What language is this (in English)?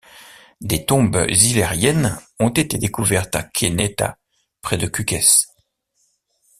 French